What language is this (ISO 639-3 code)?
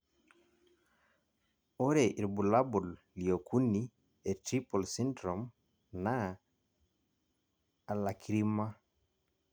mas